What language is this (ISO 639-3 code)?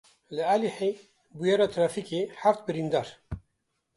kur